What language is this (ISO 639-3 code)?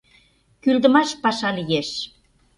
chm